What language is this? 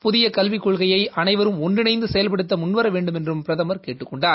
Tamil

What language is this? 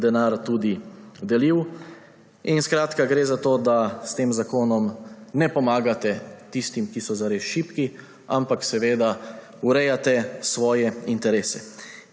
Slovenian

